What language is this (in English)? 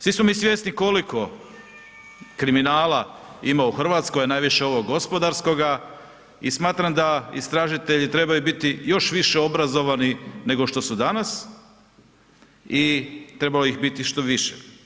Croatian